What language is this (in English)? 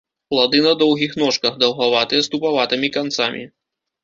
Belarusian